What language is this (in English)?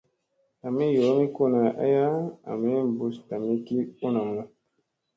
Musey